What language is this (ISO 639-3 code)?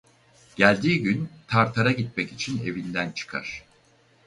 tur